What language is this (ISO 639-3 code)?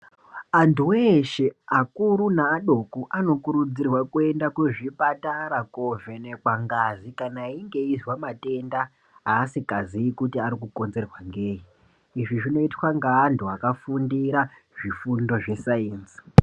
ndc